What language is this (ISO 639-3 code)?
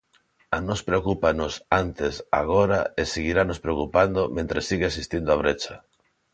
glg